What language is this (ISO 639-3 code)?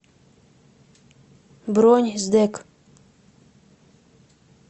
rus